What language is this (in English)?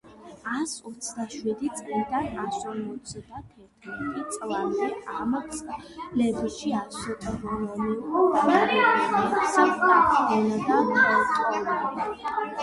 Georgian